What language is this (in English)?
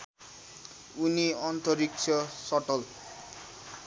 Nepali